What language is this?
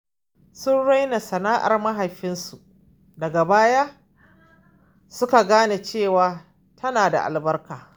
Hausa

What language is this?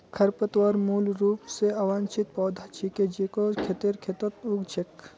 Magahi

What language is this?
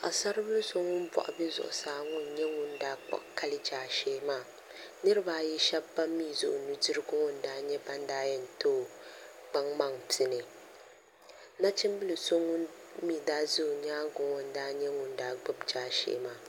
Dagbani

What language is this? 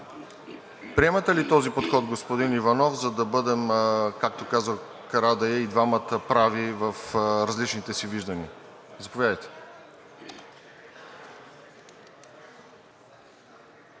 Bulgarian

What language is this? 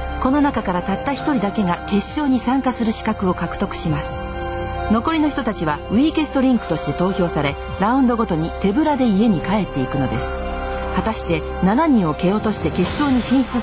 Japanese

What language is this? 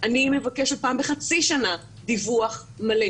Hebrew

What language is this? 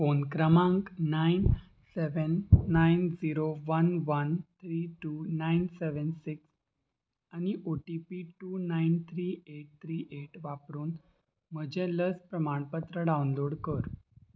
Konkani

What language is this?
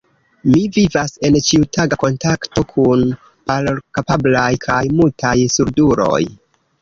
Esperanto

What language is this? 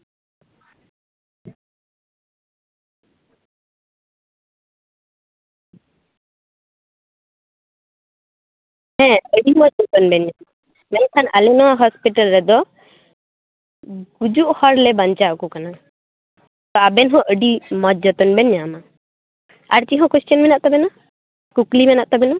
Santali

